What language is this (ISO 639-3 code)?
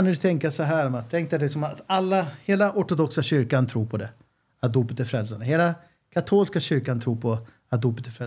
swe